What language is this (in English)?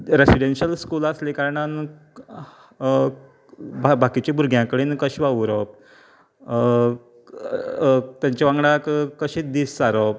Konkani